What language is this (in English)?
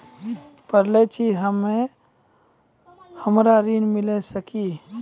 Maithili